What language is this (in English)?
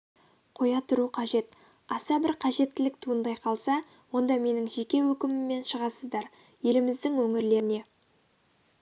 Kazakh